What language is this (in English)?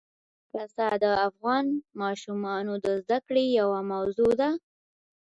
Pashto